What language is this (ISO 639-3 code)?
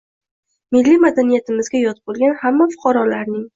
uzb